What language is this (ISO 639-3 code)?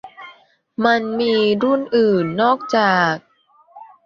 tha